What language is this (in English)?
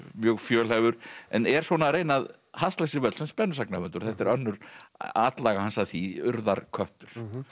Icelandic